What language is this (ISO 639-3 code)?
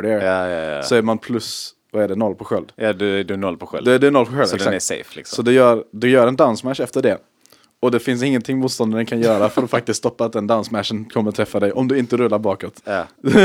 swe